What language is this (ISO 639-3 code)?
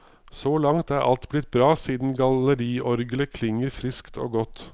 nor